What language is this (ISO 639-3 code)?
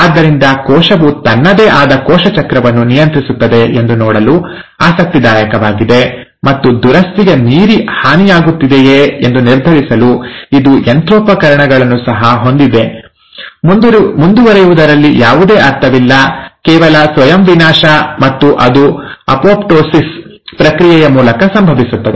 kan